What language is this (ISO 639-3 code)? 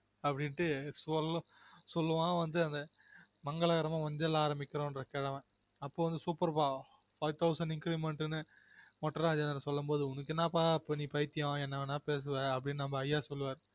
tam